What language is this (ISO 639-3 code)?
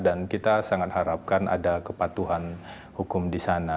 ind